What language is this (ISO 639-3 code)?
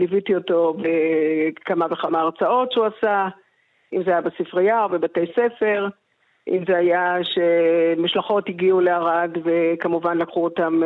heb